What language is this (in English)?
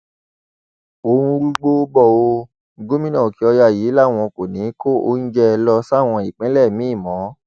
Yoruba